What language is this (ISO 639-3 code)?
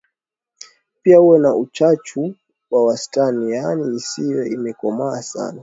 swa